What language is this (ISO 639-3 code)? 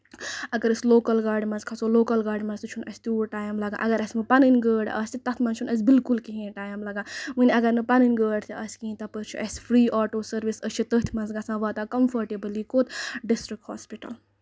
kas